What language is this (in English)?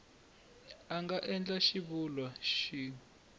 Tsonga